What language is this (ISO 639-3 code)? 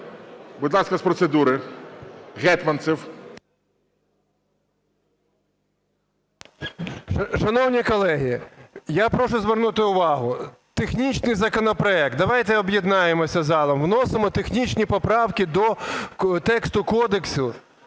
ukr